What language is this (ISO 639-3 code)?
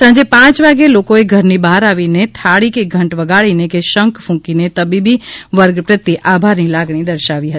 guj